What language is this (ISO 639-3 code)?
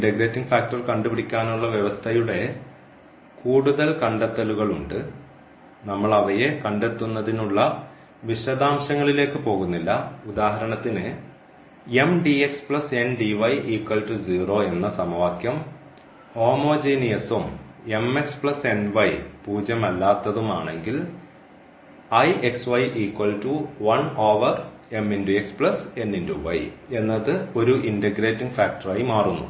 mal